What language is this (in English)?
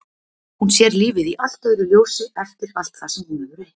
Icelandic